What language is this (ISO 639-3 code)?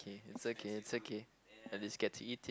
eng